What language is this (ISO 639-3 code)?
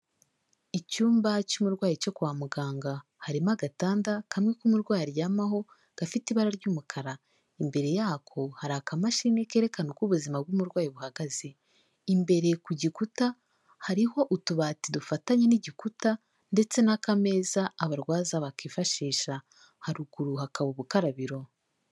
kin